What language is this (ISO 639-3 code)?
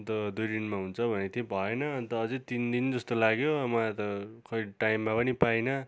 nep